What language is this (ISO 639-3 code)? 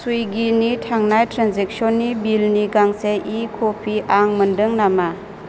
brx